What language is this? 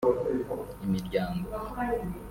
Kinyarwanda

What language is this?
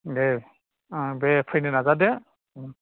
Bodo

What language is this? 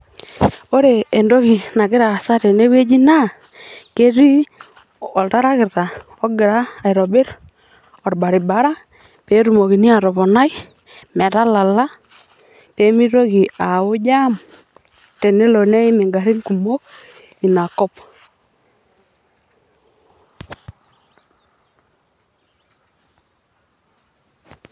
Masai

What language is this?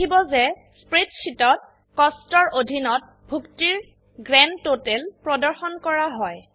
Assamese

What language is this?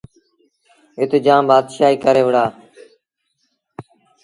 Sindhi Bhil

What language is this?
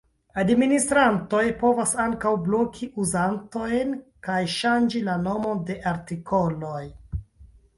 Esperanto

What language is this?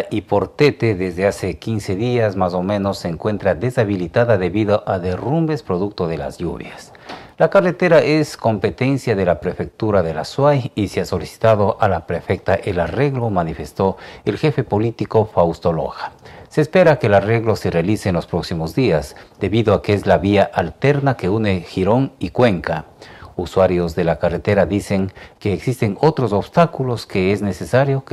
Spanish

